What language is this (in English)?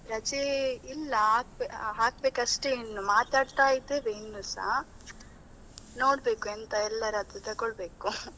Kannada